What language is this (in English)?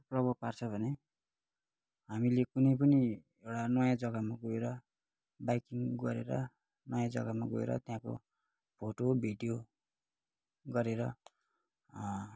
Nepali